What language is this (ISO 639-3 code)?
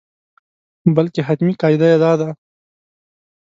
pus